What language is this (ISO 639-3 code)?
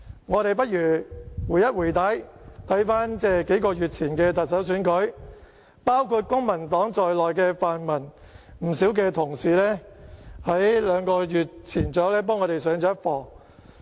yue